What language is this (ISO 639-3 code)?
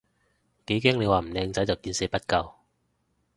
yue